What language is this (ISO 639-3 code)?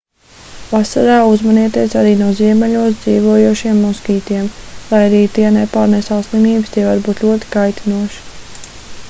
lav